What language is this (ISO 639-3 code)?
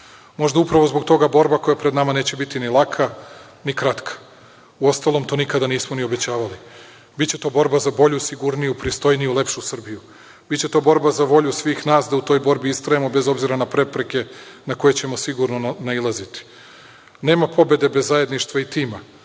srp